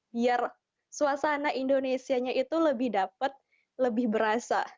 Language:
Indonesian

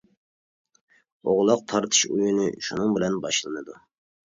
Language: Uyghur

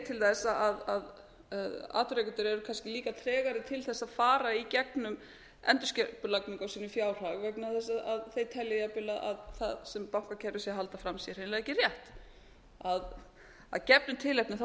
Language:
Icelandic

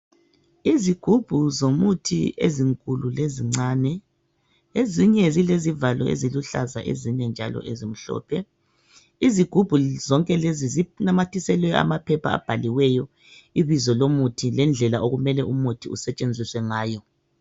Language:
North Ndebele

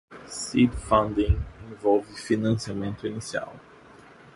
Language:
Portuguese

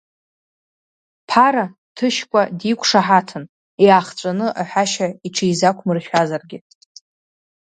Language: Abkhazian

